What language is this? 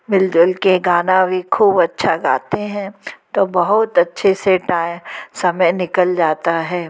Hindi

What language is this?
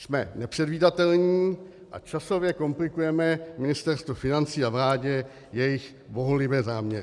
Czech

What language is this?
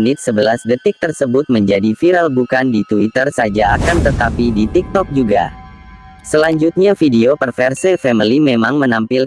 Indonesian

